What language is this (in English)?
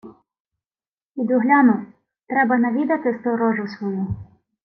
Ukrainian